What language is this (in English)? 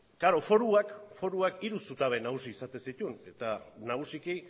Basque